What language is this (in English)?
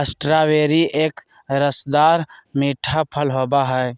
Magahi